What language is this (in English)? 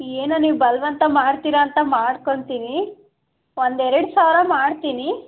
Kannada